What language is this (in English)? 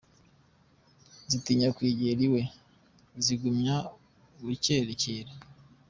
Kinyarwanda